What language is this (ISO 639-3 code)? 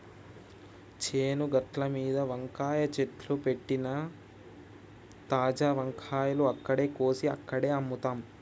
tel